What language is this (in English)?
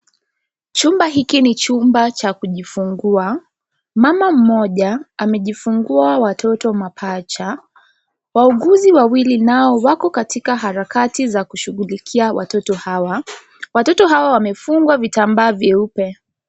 Swahili